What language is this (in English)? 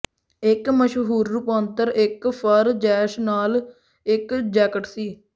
Punjabi